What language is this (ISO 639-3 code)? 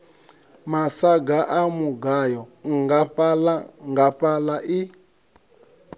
ven